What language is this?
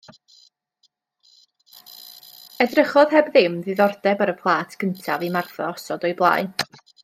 Welsh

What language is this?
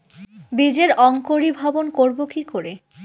Bangla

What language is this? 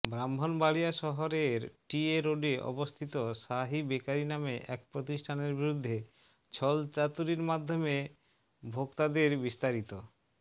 Bangla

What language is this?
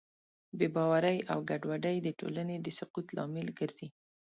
Pashto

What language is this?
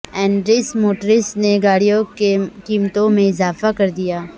Urdu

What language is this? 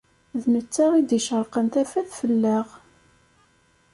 Kabyle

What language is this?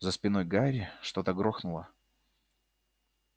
Russian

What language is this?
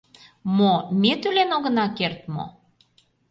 Mari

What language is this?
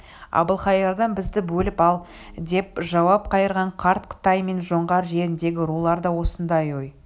Kazakh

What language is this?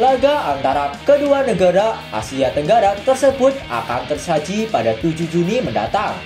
Indonesian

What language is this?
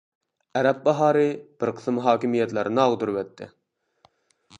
Uyghur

